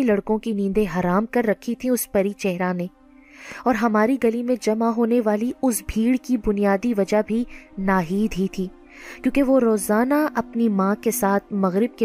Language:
Urdu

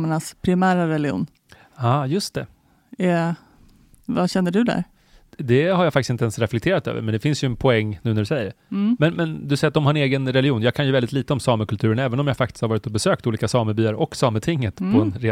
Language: Swedish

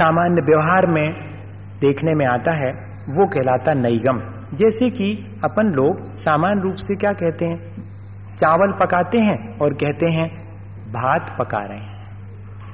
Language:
Hindi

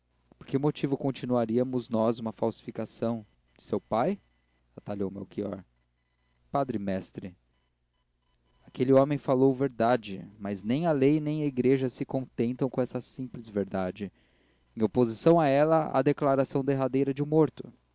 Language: Portuguese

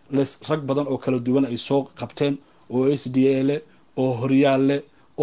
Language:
Arabic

